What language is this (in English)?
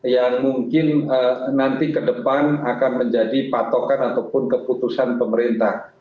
Indonesian